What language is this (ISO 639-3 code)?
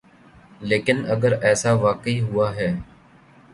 urd